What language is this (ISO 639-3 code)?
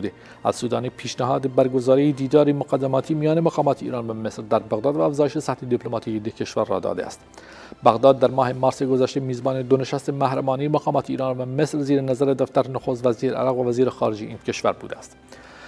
fas